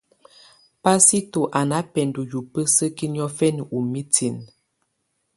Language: Tunen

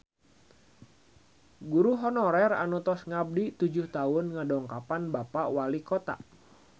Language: Sundanese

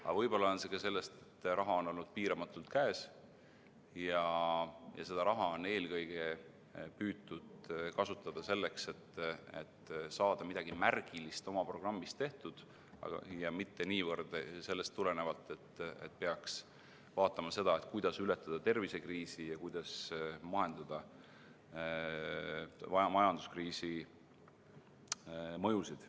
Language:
Estonian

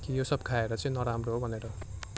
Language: Nepali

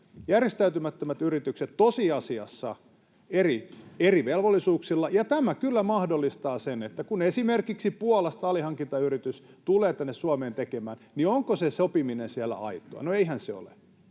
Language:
Finnish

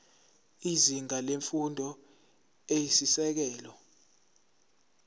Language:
Zulu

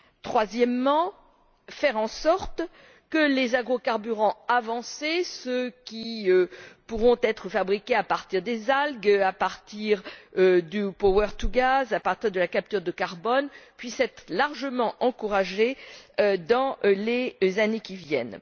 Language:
French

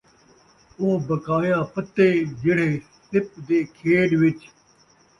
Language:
Saraiki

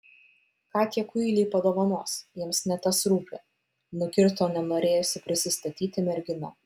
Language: Lithuanian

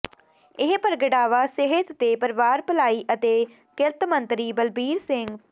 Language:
Punjabi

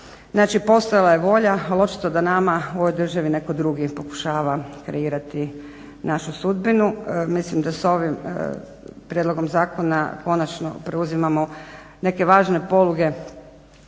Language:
Croatian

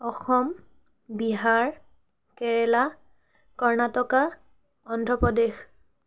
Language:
Assamese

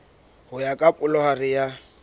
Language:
Southern Sotho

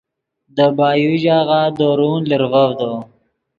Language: Yidgha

